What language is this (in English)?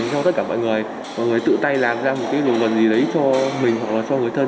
Vietnamese